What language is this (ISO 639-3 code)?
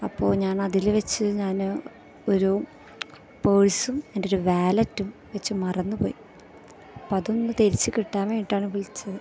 mal